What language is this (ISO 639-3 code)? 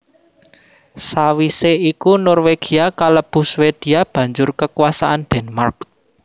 jav